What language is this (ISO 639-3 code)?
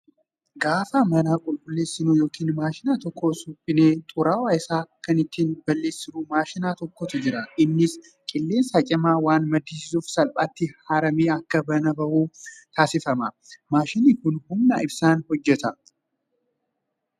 orm